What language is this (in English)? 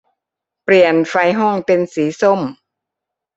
Thai